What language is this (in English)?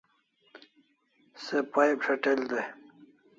Kalasha